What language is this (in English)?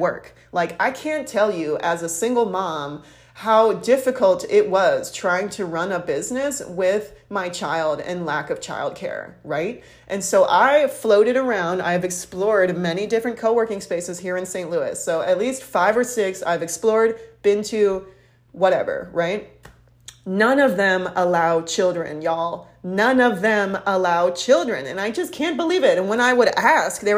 English